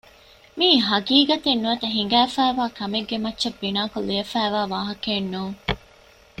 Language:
Divehi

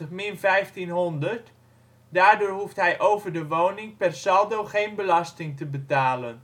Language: Dutch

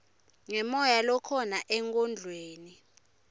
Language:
Swati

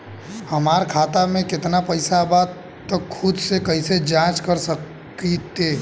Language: Bhojpuri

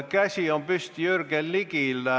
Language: Estonian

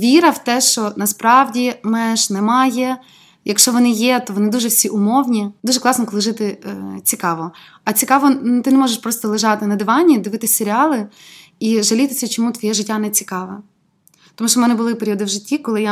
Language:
Ukrainian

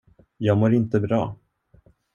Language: Swedish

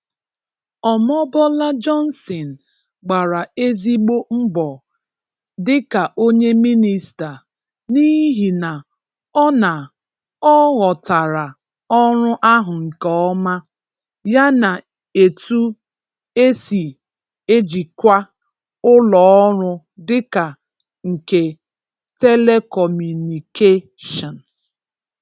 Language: Igbo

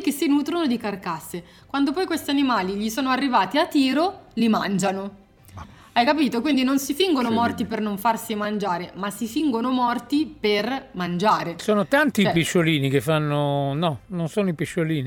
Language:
Italian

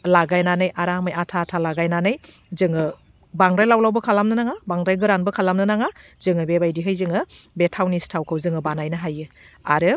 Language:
Bodo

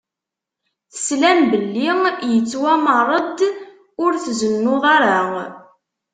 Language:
Kabyle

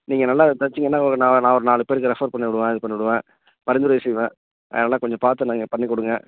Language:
Tamil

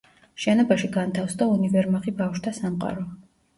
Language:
Georgian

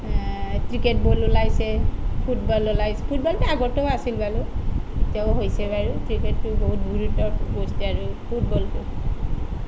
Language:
Assamese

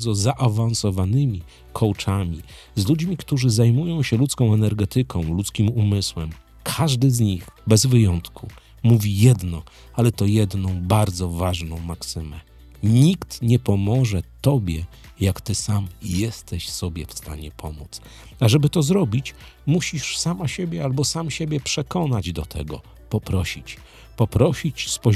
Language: Polish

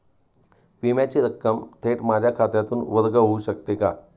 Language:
Marathi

